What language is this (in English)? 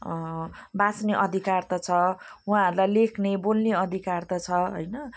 Nepali